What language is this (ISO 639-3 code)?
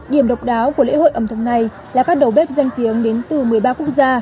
vie